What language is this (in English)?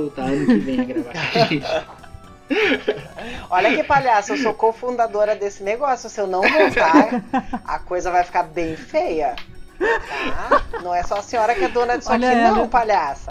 Portuguese